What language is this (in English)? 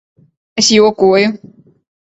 Latvian